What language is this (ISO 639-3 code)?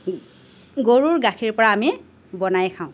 asm